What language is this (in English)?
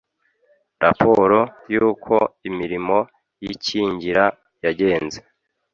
Kinyarwanda